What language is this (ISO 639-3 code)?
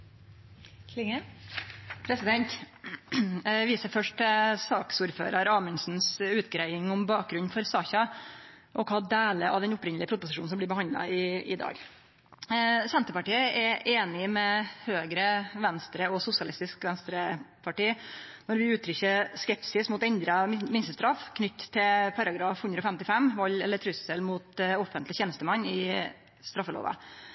nno